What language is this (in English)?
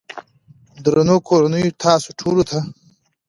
Pashto